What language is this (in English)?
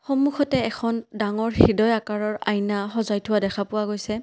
Assamese